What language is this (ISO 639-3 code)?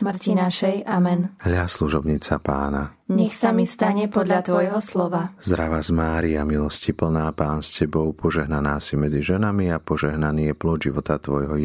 nld